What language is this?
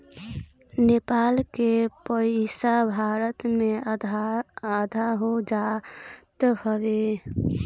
Bhojpuri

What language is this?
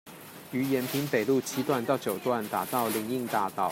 Chinese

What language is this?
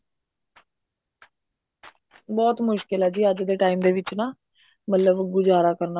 Punjabi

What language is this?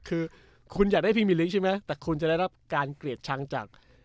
Thai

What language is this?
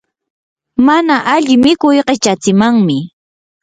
Yanahuanca Pasco Quechua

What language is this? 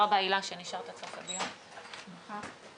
Hebrew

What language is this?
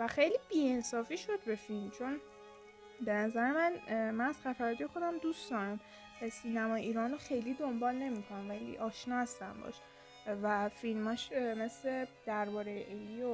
Persian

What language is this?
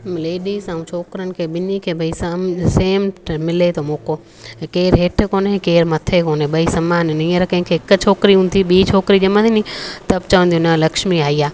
Sindhi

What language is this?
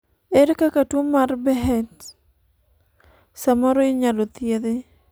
Luo (Kenya and Tanzania)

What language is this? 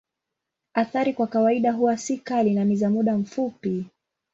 Swahili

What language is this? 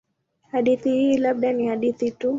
Swahili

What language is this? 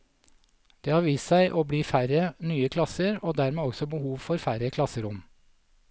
Norwegian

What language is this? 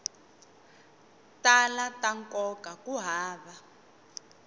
Tsonga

